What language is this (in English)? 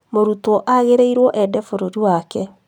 Kikuyu